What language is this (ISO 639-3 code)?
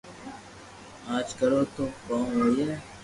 lrk